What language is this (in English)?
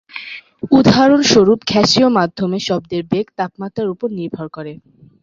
Bangla